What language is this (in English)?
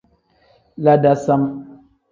Tem